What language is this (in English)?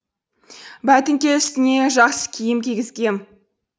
Kazakh